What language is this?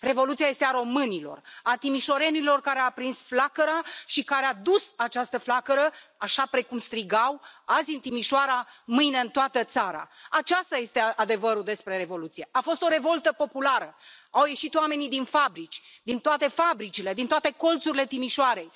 Romanian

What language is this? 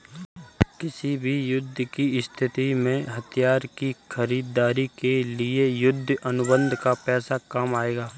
Hindi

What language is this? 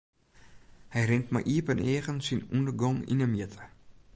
Western Frisian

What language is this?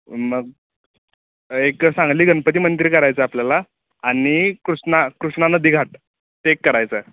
Marathi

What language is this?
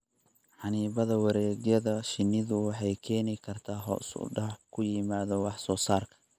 Somali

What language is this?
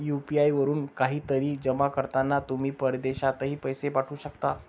Marathi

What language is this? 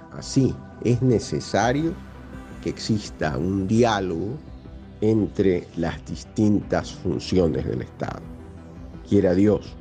Spanish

